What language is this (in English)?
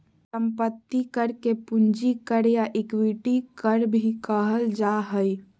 Magahi